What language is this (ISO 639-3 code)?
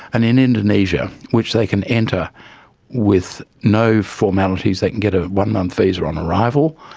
eng